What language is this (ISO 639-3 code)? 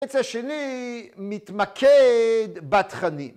heb